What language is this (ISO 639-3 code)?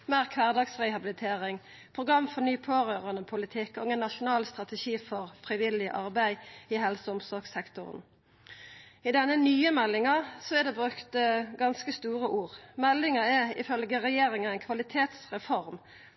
nno